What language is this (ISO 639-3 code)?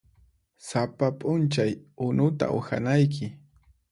qxp